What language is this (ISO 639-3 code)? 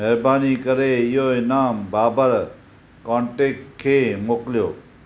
snd